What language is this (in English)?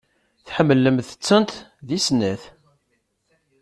Kabyle